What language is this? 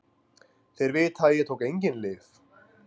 Icelandic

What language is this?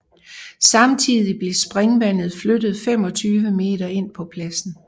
Danish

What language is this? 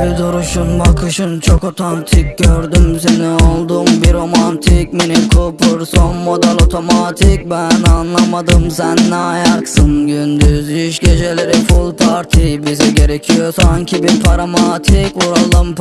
Turkish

